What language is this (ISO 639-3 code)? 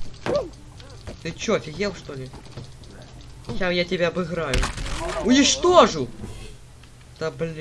rus